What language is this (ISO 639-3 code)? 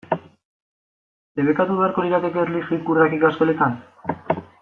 eus